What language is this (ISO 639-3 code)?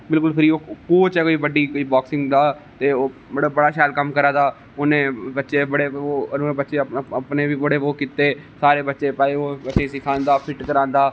doi